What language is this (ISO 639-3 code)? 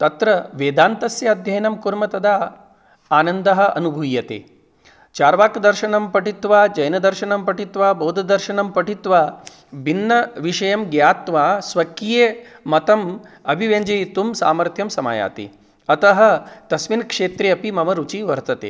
san